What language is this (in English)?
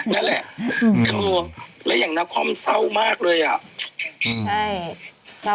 Thai